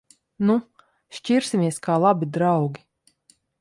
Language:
Latvian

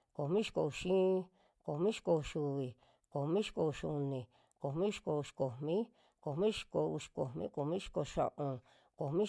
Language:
Western Juxtlahuaca Mixtec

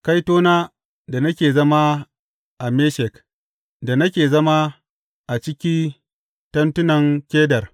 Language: Hausa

